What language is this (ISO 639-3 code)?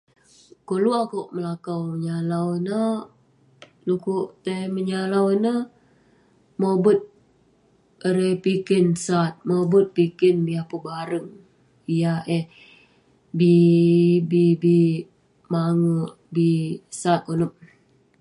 pne